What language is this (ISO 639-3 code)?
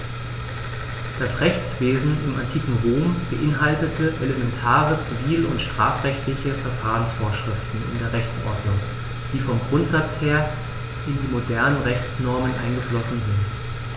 deu